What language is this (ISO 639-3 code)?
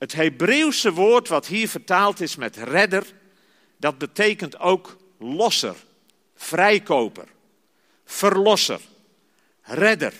nld